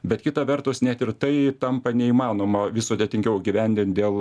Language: Lithuanian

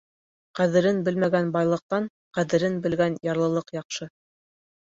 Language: Bashkir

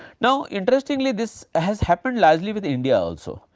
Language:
English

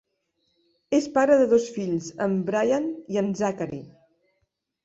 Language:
Catalan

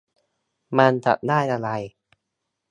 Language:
Thai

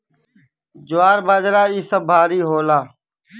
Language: Bhojpuri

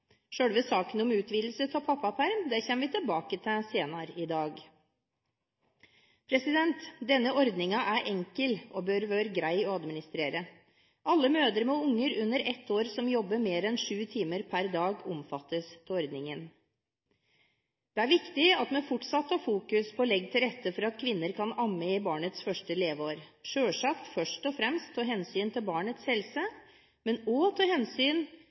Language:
Norwegian Bokmål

